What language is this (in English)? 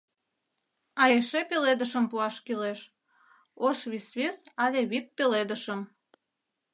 Mari